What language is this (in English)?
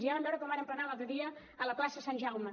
Catalan